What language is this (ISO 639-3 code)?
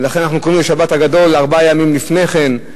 heb